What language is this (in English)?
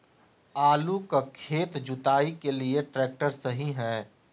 Magahi